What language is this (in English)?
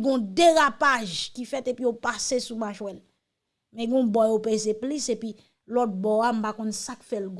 French